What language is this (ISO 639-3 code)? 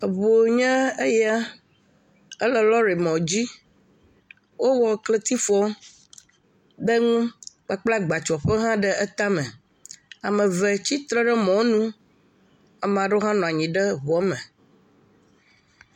ewe